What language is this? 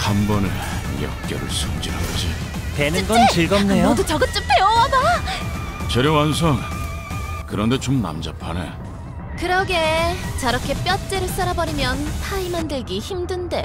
Korean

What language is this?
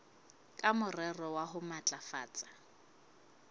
Southern Sotho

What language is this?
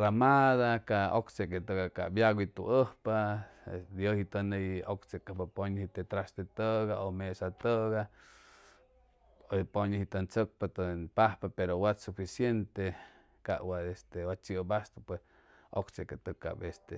Chimalapa Zoque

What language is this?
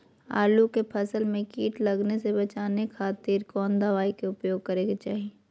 Magahi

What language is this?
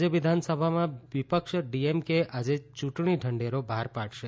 Gujarati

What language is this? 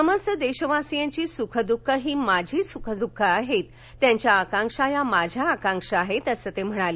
Marathi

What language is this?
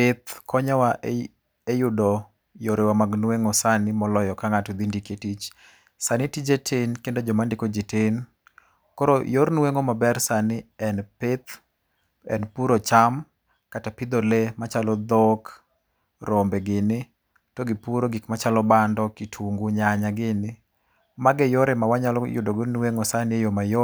Luo (Kenya and Tanzania)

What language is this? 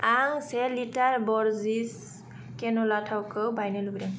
Bodo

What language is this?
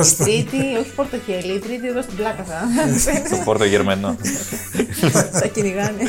Greek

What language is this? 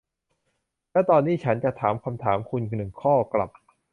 Thai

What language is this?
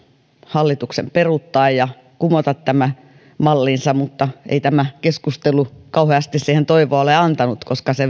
Finnish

